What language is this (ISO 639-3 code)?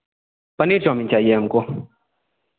hin